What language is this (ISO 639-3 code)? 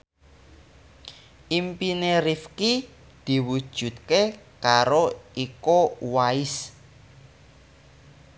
jav